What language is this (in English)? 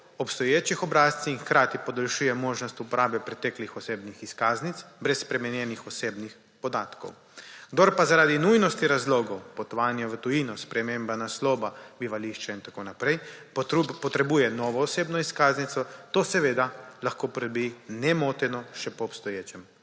Slovenian